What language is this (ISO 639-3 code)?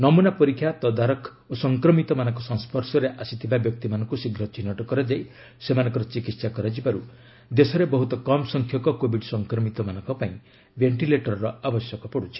ori